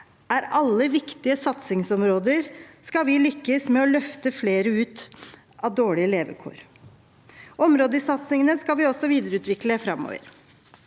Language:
Norwegian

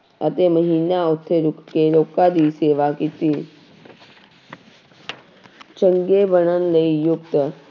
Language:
Punjabi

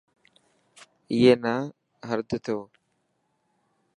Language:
Dhatki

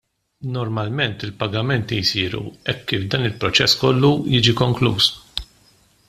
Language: Maltese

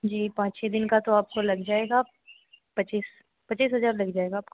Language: Hindi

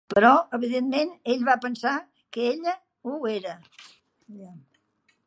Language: Catalan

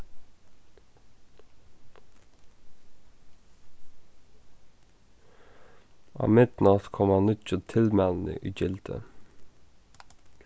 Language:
Faroese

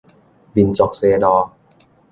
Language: Min Nan Chinese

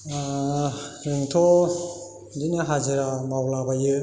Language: Bodo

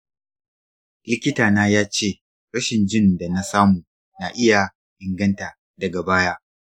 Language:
Hausa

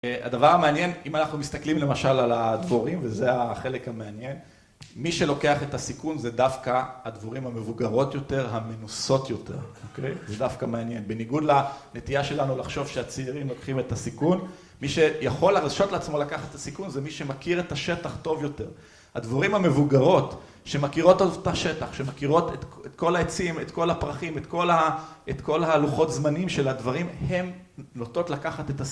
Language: Hebrew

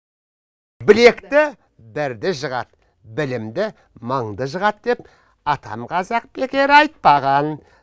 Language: Kazakh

